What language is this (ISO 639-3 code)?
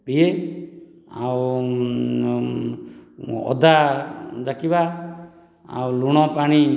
ori